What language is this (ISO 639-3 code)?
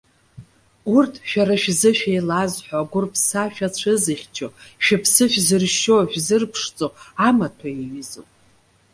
abk